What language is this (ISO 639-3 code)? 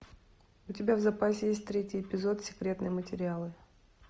rus